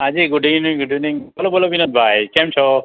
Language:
Gujarati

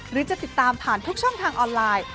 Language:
Thai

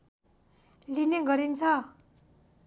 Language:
Nepali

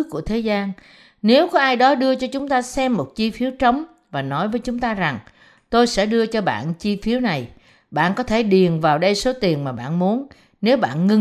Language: Vietnamese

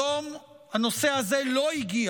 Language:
Hebrew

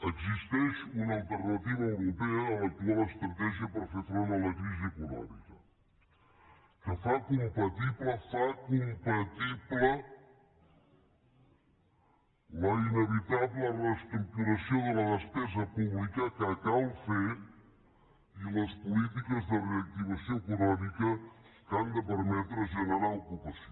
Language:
Catalan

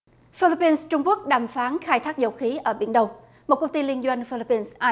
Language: Vietnamese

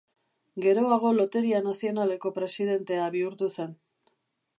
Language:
Basque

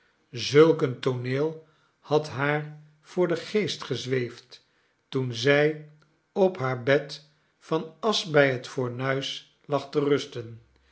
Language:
Dutch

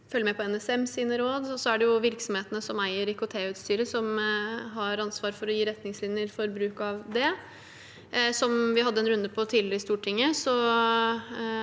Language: Norwegian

